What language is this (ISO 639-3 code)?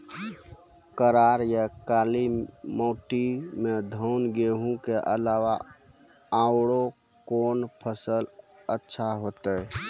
mai